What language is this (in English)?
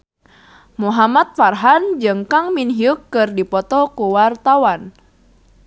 Sundanese